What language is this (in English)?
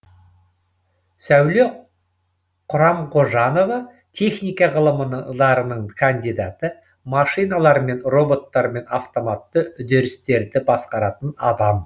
Kazakh